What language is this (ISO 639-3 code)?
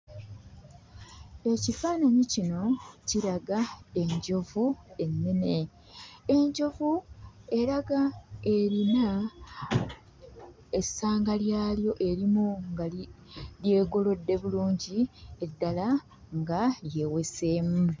lug